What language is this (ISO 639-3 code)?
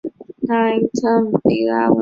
zho